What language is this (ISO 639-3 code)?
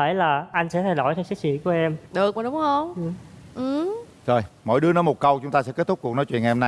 vie